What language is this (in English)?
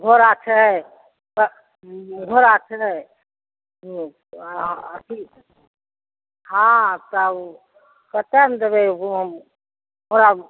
Maithili